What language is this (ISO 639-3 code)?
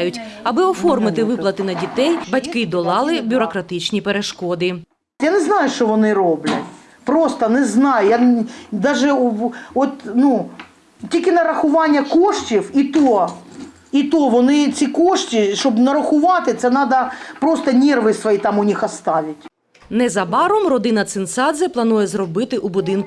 ukr